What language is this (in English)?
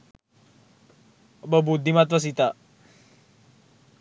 Sinhala